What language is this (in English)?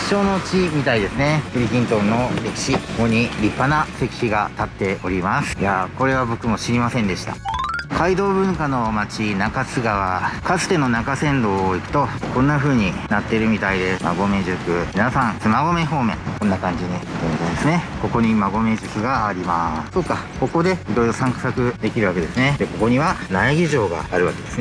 Japanese